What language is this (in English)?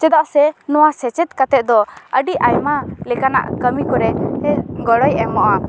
Santali